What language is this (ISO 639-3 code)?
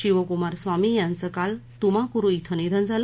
mar